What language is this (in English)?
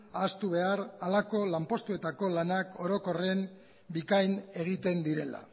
Basque